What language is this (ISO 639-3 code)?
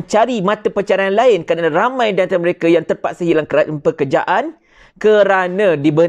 msa